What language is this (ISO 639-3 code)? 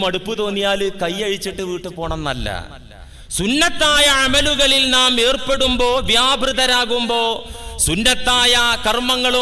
ara